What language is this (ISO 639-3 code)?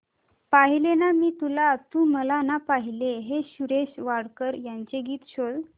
mar